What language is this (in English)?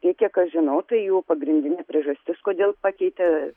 Lithuanian